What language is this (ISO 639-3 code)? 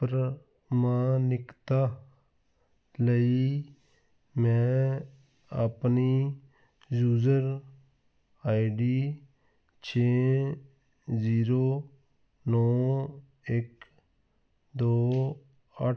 pan